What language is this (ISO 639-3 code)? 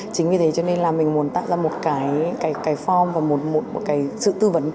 vie